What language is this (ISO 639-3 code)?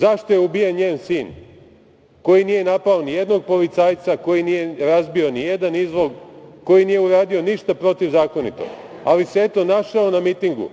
srp